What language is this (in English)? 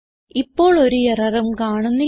Malayalam